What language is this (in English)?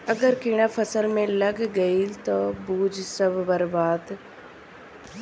Bhojpuri